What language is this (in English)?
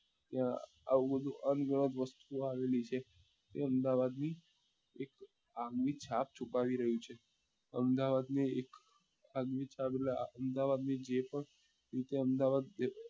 Gujarati